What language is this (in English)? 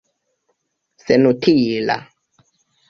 Esperanto